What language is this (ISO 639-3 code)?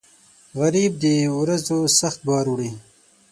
pus